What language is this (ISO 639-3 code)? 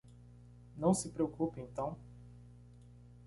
por